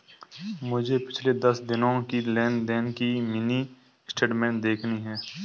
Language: Hindi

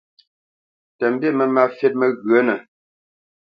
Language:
Bamenyam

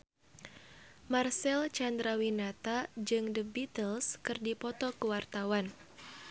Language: Sundanese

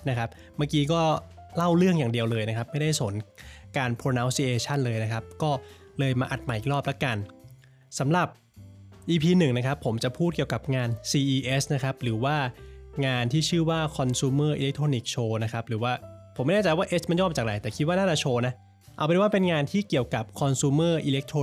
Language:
Thai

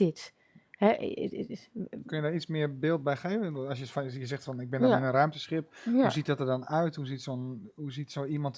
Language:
Dutch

